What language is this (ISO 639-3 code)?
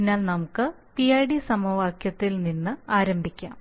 mal